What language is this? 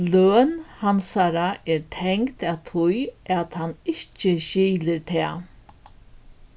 Faroese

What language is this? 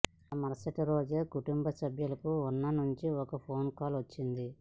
Telugu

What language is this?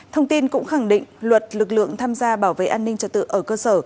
Vietnamese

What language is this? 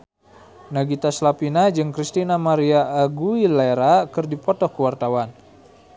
Sundanese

